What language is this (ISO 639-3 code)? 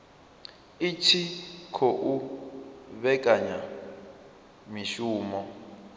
ven